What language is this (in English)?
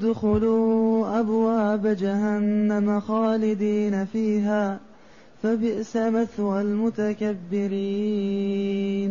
Arabic